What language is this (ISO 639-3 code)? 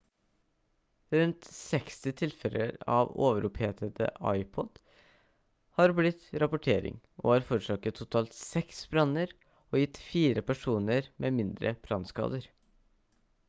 nob